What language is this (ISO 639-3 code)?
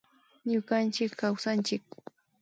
qvi